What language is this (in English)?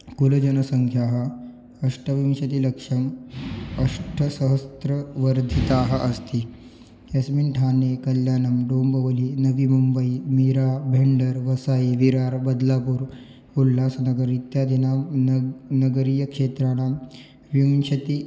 Sanskrit